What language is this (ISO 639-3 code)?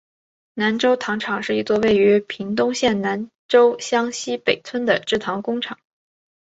zho